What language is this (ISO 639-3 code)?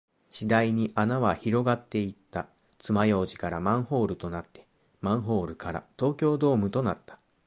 jpn